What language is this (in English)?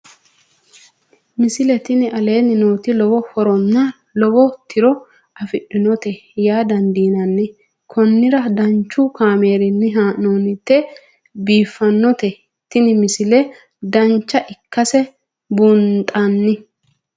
Sidamo